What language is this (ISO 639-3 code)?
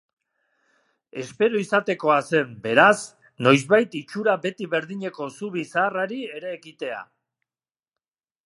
eus